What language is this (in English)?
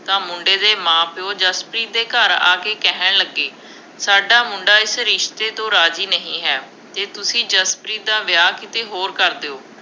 Punjabi